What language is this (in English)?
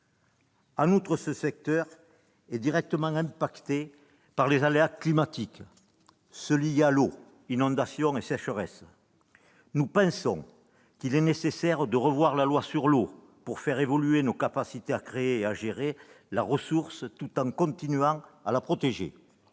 French